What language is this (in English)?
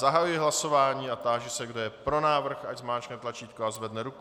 Czech